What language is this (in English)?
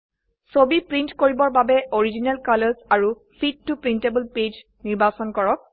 Assamese